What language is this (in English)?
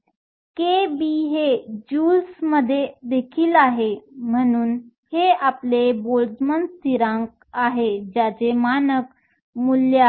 Marathi